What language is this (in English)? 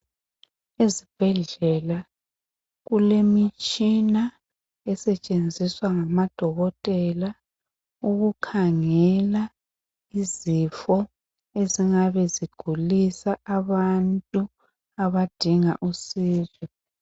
North Ndebele